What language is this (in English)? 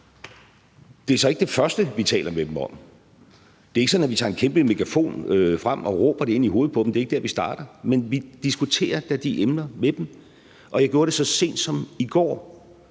Danish